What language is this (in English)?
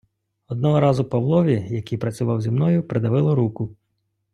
Ukrainian